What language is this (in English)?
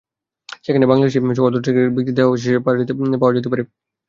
Bangla